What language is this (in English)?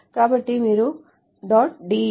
Telugu